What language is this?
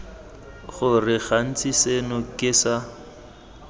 Tswana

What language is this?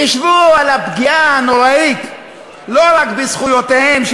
Hebrew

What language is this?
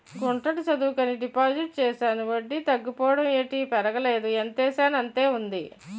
Telugu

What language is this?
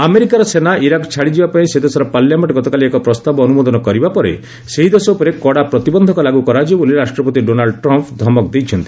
Odia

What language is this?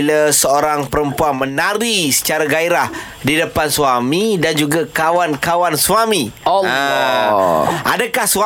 Malay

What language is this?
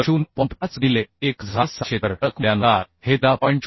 Marathi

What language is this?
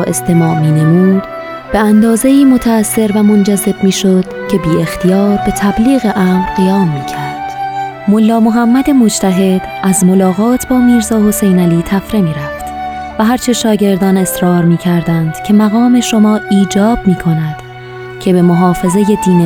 Persian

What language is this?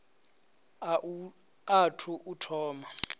Venda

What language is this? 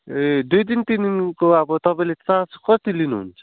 Nepali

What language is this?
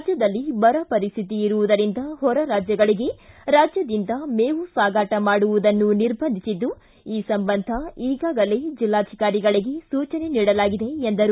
Kannada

